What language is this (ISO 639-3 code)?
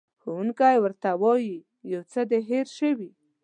pus